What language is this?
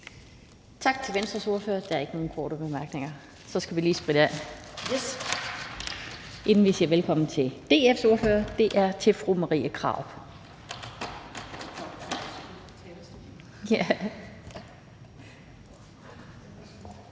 Danish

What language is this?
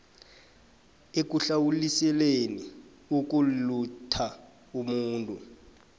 South Ndebele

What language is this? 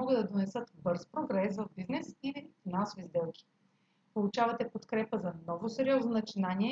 Bulgarian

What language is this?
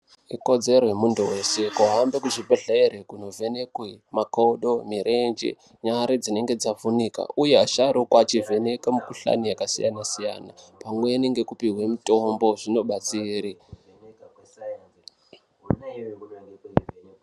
Ndau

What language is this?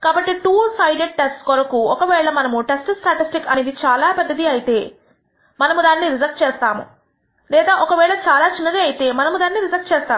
Telugu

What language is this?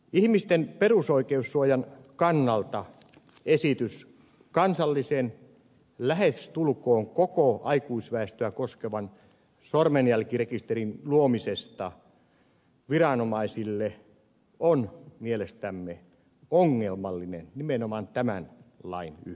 Finnish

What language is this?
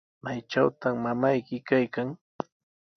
Sihuas Ancash Quechua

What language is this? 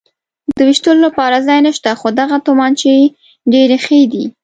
Pashto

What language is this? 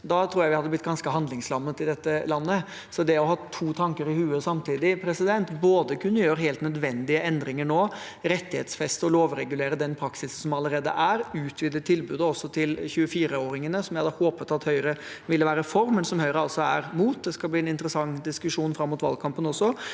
Norwegian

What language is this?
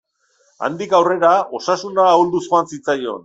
Basque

